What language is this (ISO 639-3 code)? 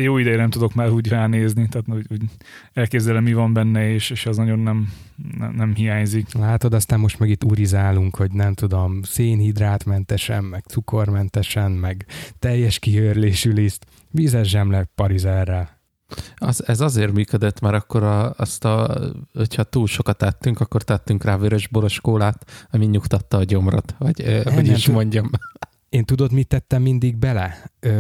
hun